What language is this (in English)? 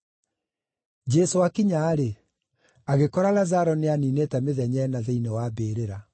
Kikuyu